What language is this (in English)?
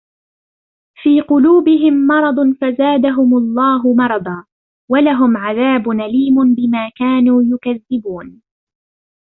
Arabic